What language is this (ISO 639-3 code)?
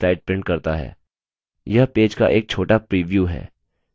hin